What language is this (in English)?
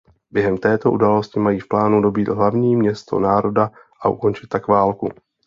Czech